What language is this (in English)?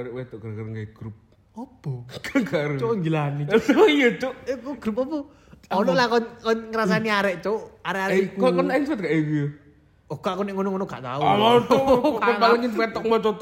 Indonesian